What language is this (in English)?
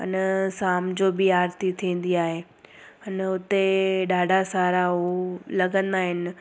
Sindhi